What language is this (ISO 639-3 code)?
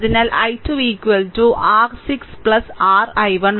mal